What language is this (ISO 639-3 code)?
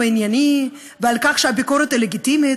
heb